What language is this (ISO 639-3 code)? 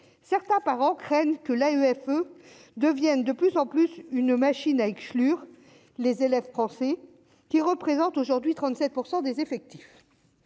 fra